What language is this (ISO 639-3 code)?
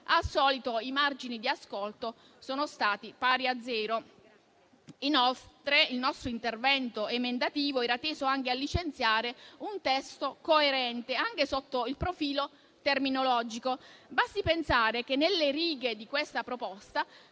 ita